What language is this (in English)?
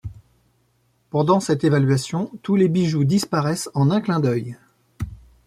French